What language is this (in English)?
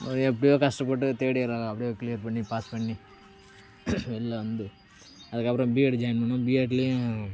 Tamil